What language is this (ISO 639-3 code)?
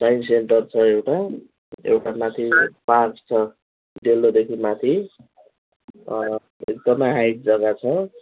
nep